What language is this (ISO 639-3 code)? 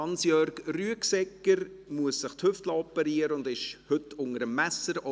gsw